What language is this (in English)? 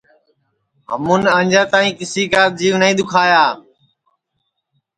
Sansi